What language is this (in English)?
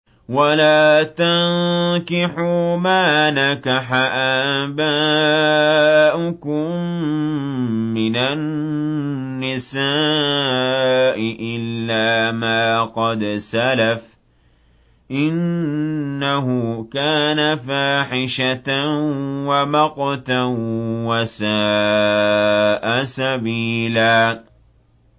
Arabic